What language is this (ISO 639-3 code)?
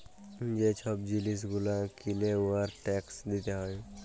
ben